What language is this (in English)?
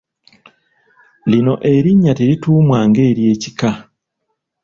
Ganda